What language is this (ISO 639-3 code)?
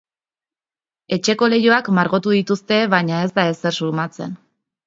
eus